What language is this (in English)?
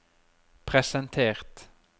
Norwegian